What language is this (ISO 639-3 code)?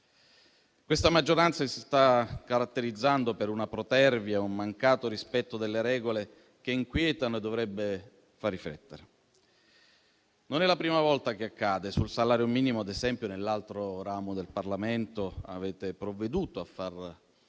ita